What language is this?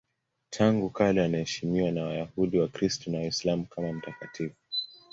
Swahili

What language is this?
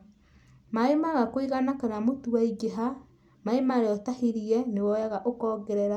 Kikuyu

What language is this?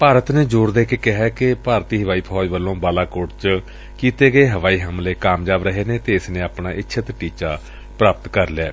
Punjabi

